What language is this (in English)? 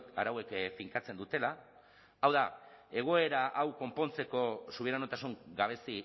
Basque